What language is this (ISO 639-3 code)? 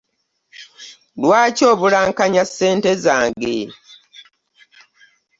lug